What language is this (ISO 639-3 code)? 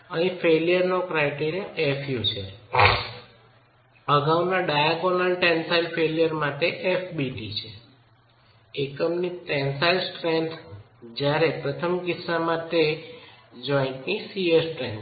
guj